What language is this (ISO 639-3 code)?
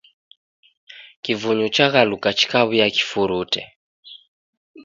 dav